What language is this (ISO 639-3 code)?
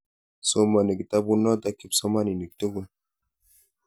kln